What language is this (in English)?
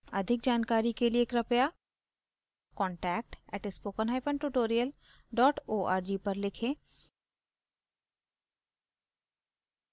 Hindi